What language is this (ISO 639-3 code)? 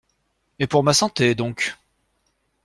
fra